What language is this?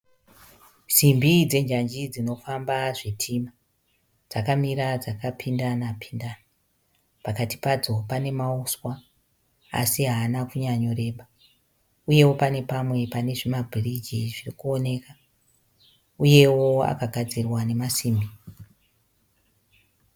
Shona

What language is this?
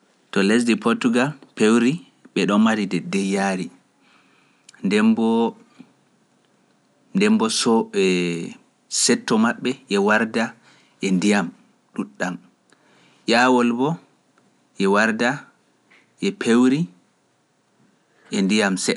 Pular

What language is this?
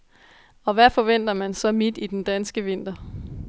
Danish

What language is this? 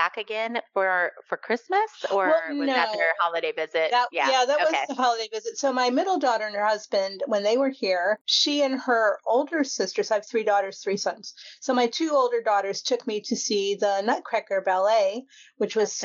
English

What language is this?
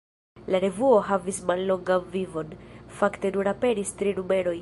Esperanto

